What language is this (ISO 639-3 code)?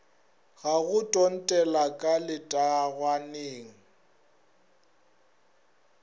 nso